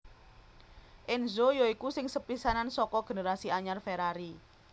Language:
Javanese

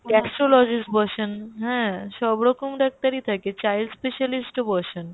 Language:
Bangla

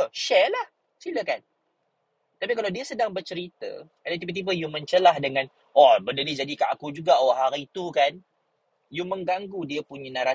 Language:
Malay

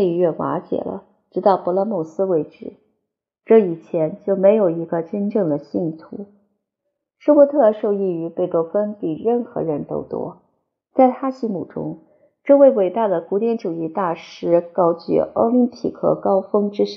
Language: Chinese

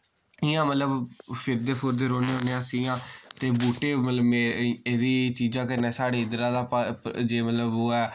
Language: Dogri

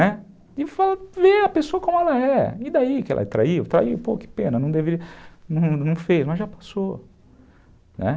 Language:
Portuguese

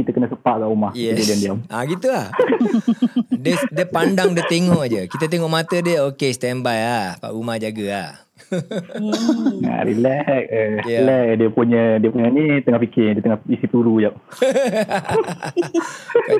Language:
Malay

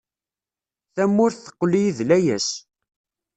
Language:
Kabyle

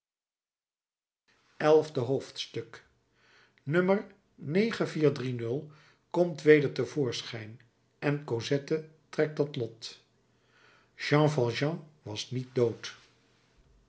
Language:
Dutch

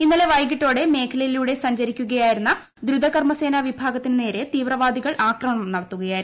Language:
Malayalam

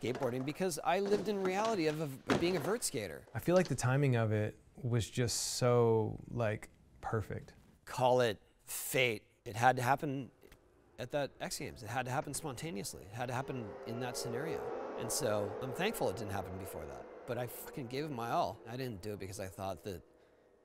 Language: English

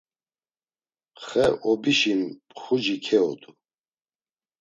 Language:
Laz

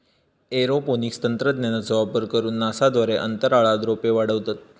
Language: Marathi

